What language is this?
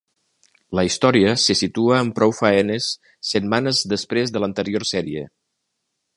Catalan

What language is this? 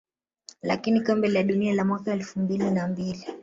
Swahili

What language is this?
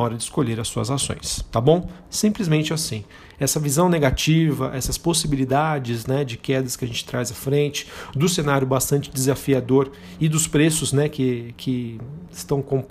Portuguese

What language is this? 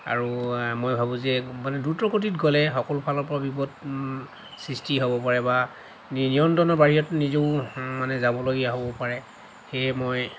Assamese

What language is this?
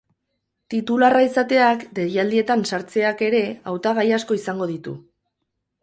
Basque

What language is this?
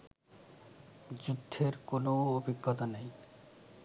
Bangla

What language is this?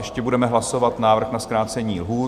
Czech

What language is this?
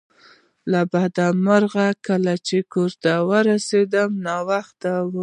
Pashto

